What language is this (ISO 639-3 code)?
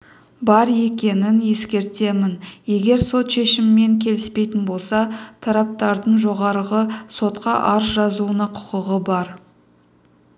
kaz